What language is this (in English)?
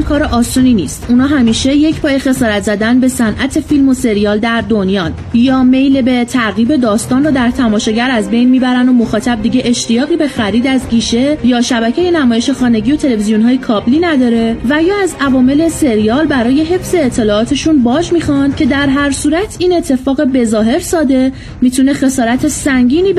Persian